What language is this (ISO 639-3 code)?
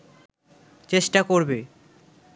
ben